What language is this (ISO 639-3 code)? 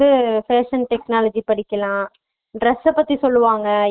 tam